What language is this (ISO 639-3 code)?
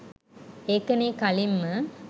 sin